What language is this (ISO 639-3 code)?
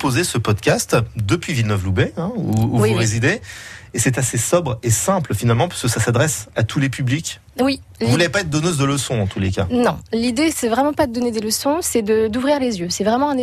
fra